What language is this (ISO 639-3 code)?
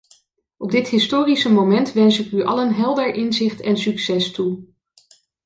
nld